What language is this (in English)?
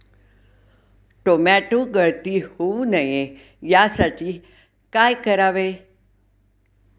Marathi